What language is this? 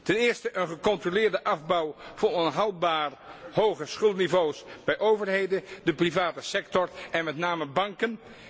Dutch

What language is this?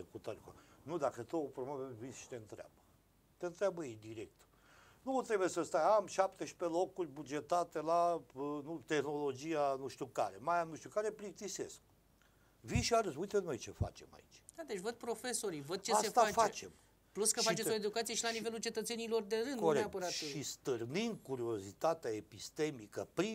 Romanian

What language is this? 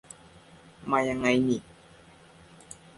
Thai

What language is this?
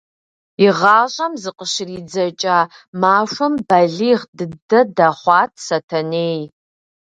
Kabardian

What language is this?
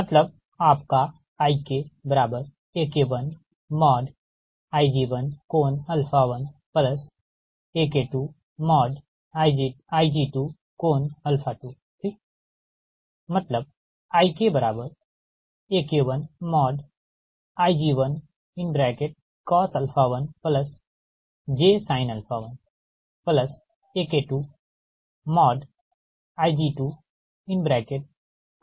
Hindi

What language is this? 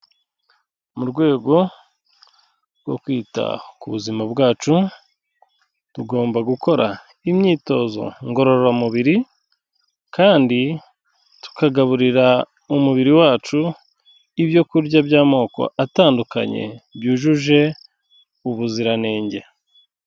Kinyarwanda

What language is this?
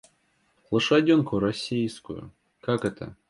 Russian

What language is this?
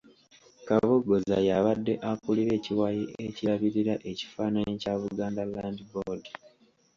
Ganda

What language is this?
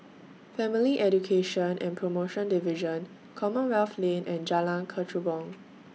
English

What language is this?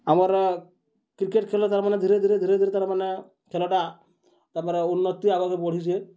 Odia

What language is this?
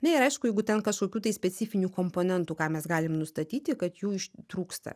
Lithuanian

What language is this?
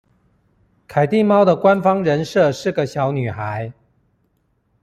Chinese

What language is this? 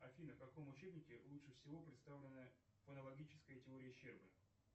Russian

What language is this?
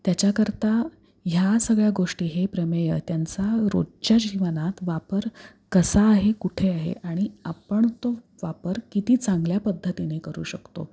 Marathi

